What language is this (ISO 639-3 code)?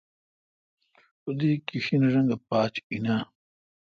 xka